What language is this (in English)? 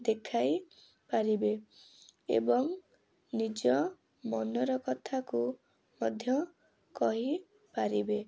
Odia